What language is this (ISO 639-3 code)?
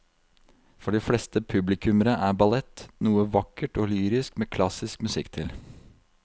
nor